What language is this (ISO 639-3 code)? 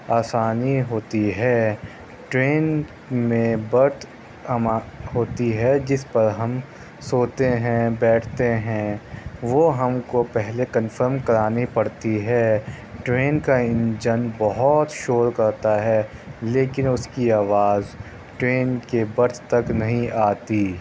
urd